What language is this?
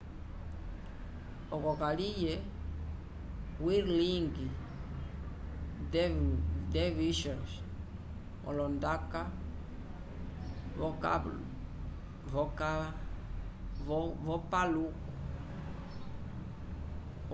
Umbundu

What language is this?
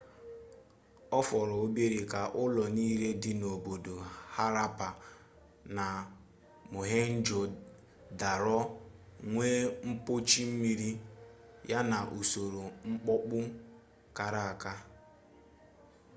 Igbo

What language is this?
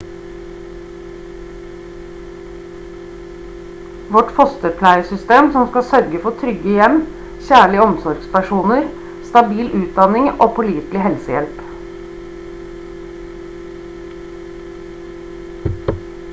Norwegian Bokmål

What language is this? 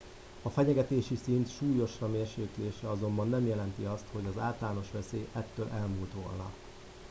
Hungarian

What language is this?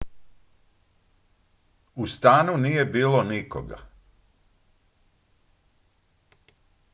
Croatian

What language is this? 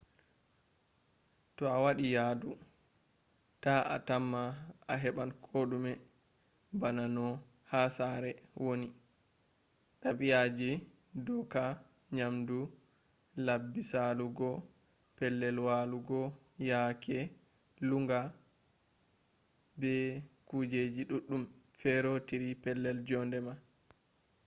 Fula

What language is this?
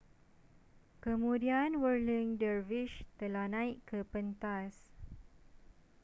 Malay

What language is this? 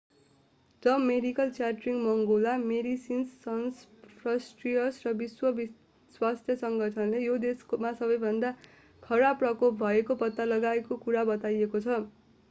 Nepali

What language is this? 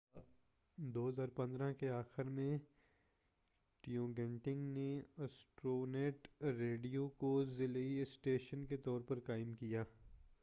Urdu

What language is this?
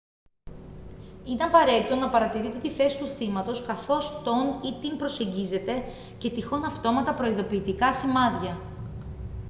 Greek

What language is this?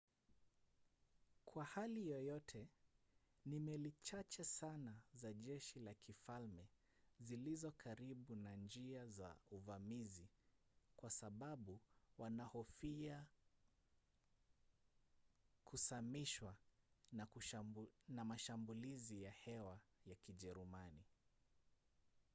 Swahili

